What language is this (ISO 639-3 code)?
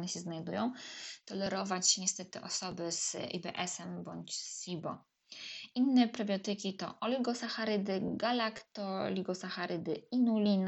pol